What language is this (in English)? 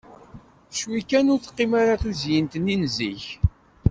Kabyle